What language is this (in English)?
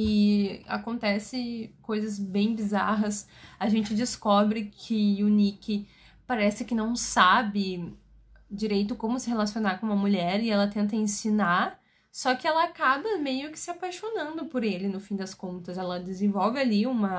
Portuguese